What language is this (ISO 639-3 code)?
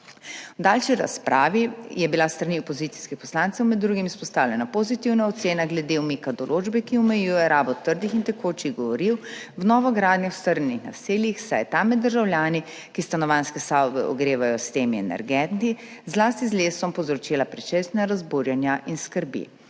slv